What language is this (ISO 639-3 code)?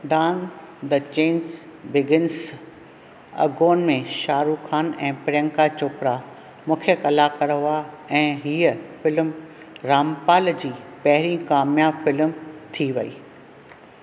snd